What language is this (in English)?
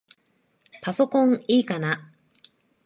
Japanese